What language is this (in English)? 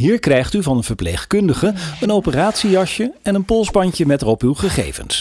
Dutch